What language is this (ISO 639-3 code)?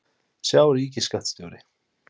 isl